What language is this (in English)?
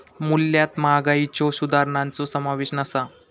Marathi